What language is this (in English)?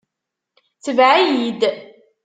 Kabyle